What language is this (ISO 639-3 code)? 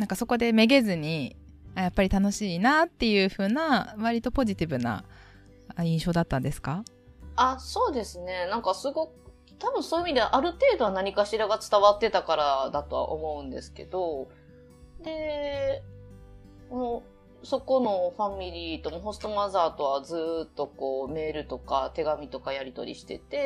jpn